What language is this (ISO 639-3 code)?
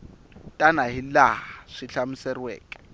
tso